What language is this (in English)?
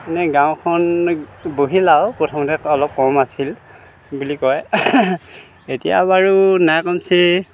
Assamese